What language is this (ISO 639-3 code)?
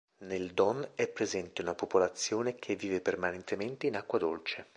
ita